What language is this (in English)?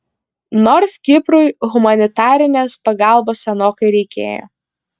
Lithuanian